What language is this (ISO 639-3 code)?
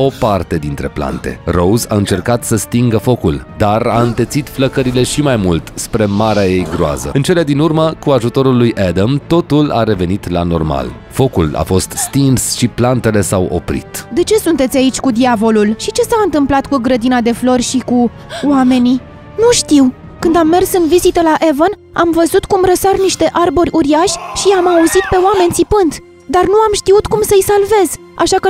ron